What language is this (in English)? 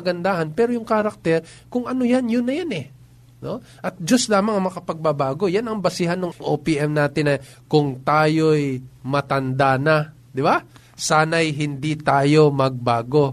Filipino